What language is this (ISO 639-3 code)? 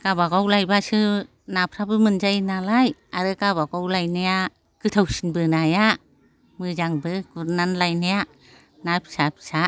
brx